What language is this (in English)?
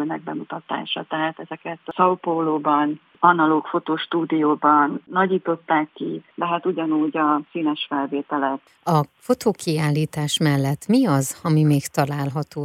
Hungarian